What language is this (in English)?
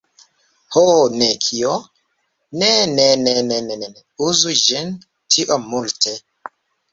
Esperanto